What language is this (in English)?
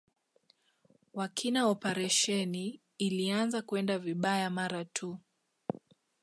Swahili